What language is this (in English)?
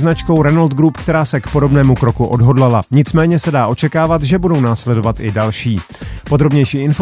Czech